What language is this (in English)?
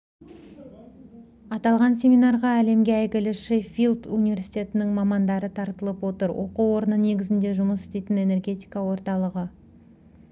Kazakh